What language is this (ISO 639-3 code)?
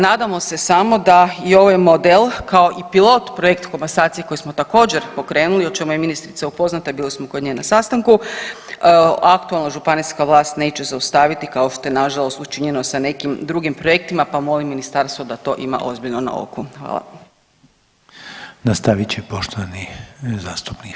hrv